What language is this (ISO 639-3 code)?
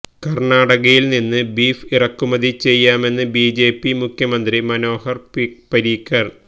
mal